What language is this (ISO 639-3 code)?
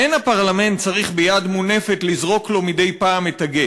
heb